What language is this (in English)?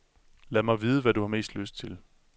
Danish